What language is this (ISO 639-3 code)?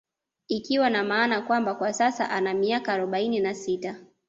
swa